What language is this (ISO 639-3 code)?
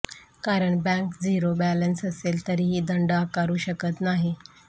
mar